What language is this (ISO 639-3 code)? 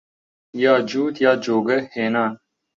ckb